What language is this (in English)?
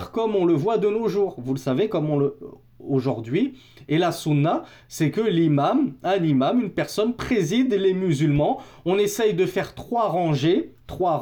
French